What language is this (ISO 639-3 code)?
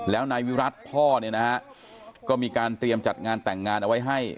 tha